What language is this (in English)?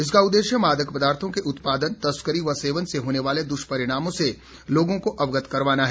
Hindi